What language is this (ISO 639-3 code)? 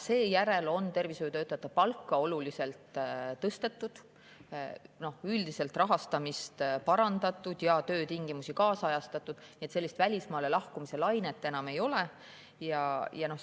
est